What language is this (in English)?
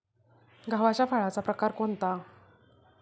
Marathi